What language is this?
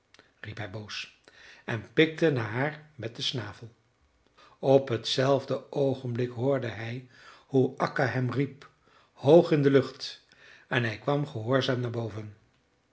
Dutch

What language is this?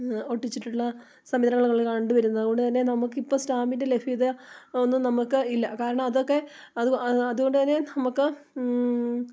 Malayalam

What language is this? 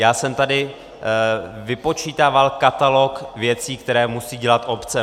Czech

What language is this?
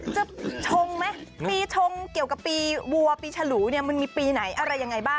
Thai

